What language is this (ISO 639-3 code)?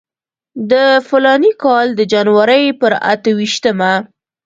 pus